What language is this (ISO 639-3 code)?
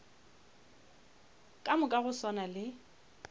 nso